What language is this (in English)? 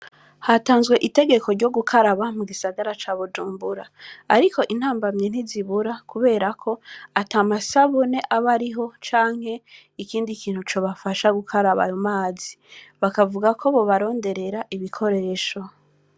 Rundi